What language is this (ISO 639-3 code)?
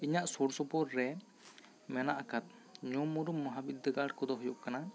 sat